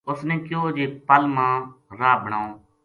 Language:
Gujari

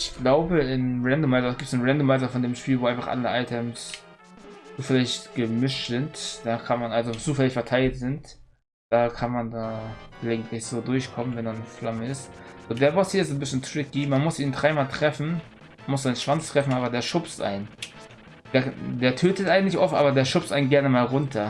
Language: German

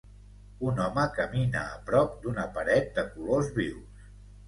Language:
Catalan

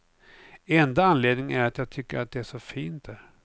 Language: Swedish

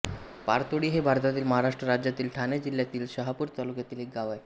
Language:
Marathi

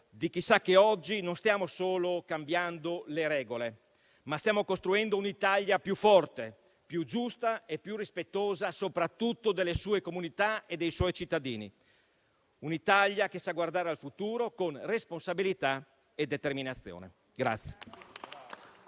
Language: Italian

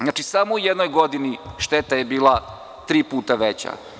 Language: Serbian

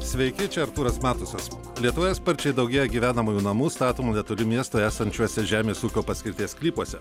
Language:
Lithuanian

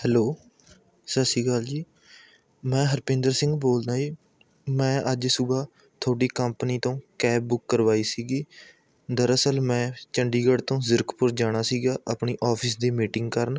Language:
Punjabi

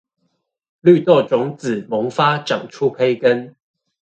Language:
Chinese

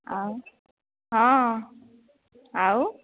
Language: Odia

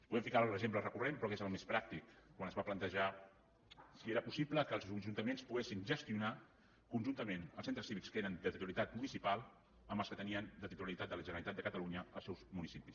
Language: Catalan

